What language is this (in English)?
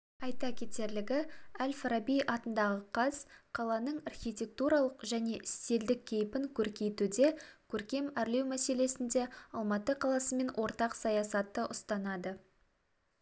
Kazakh